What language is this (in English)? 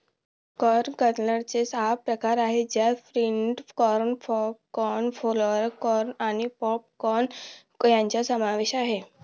Marathi